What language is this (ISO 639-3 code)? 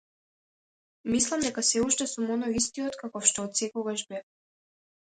mkd